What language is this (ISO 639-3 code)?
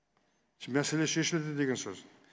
kaz